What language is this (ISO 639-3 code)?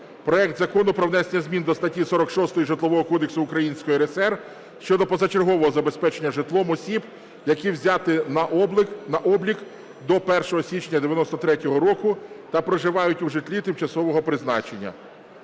ukr